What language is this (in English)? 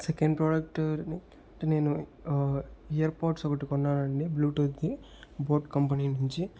Telugu